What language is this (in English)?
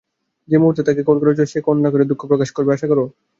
Bangla